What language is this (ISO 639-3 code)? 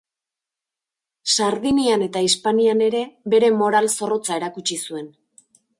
eus